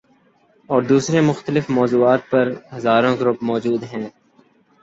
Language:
Urdu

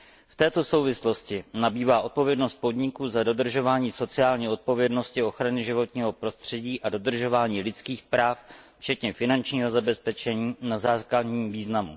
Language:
Czech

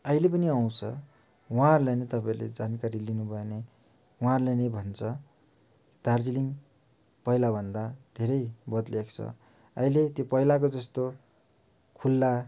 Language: Nepali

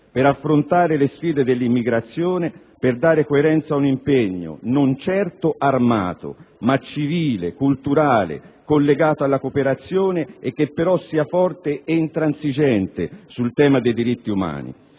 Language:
Italian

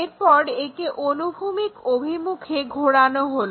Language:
Bangla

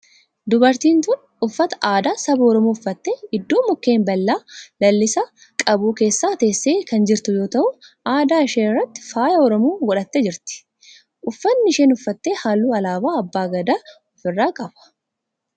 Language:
Oromo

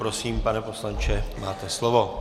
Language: Czech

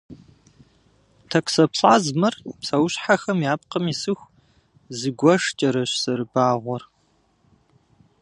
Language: Kabardian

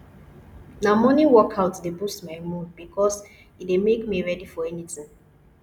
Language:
Nigerian Pidgin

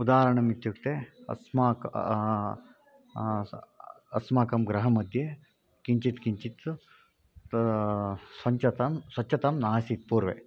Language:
Sanskrit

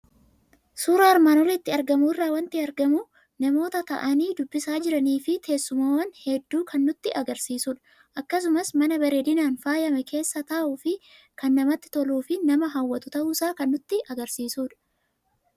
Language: Oromo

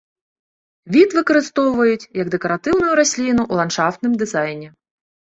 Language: Belarusian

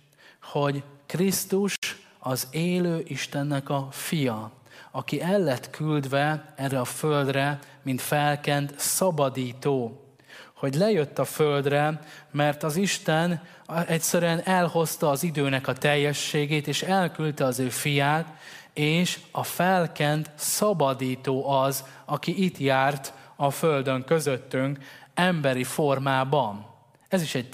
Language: Hungarian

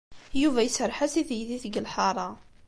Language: Kabyle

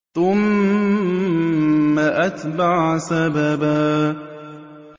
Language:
Arabic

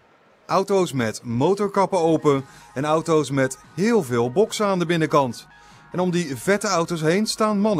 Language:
Dutch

